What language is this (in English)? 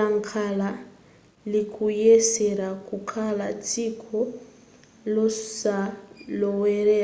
Nyanja